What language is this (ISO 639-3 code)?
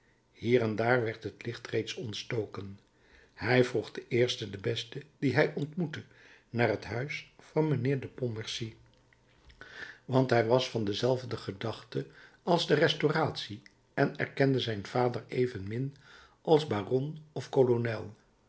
nld